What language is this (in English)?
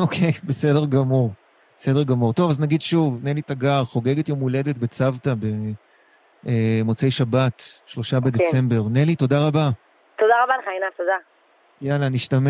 Hebrew